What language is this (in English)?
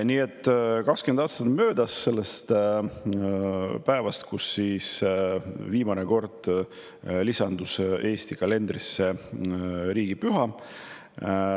Estonian